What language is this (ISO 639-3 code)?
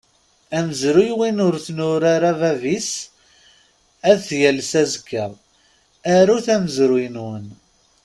kab